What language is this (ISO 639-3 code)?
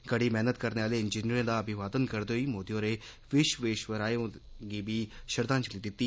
doi